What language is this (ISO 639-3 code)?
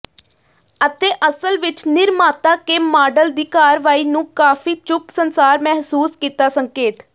pan